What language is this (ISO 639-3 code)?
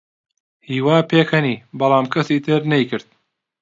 ckb